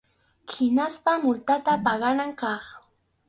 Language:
Arequipa-La Unión Quechua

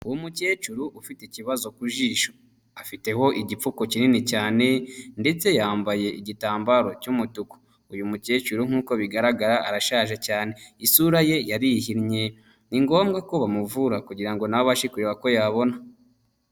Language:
Kinyarwanda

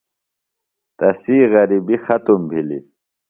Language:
Phalura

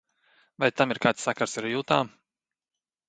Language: Latvian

